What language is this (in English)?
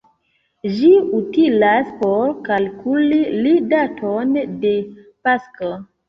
Esperanto